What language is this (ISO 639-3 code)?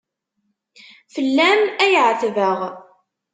kab